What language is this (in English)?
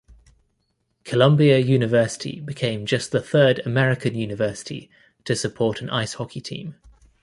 English